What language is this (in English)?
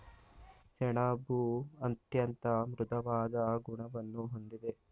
Kannada